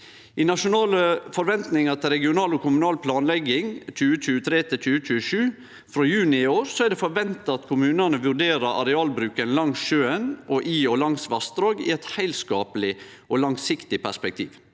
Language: Norwegian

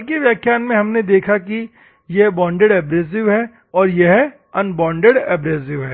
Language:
Hindi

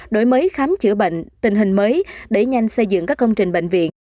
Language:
Vietnamese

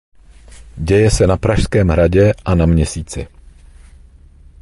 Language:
Czech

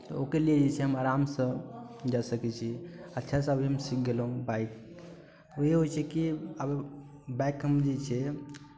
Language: Maithili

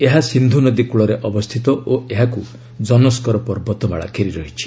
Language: Odia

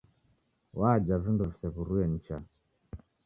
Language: Taita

